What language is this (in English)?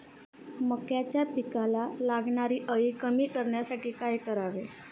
Marathi